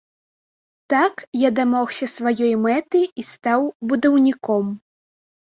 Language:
Belarusian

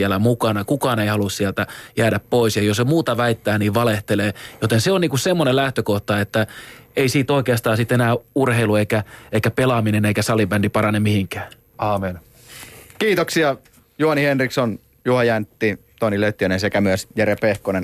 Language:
Finnish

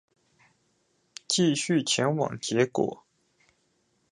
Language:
Chinese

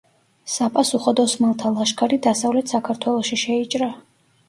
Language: Georgian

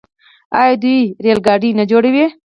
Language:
Pashto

